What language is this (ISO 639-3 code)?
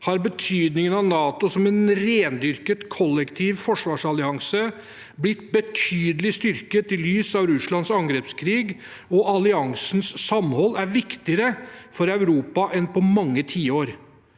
nor